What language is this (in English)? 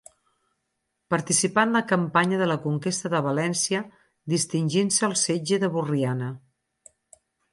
Catalan